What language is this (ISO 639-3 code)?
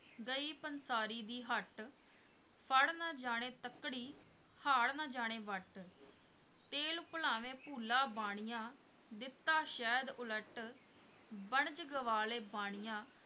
pan